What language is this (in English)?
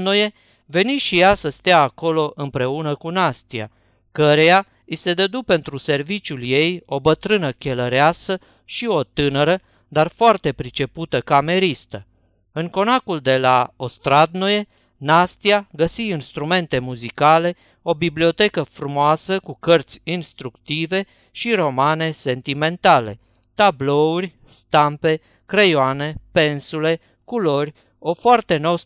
Romanian